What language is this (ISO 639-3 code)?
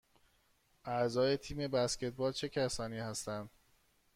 fas